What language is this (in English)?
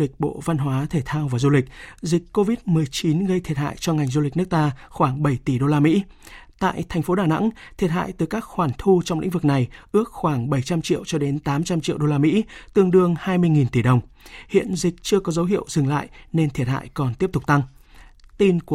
Vietnamese